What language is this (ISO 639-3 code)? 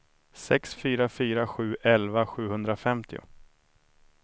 swe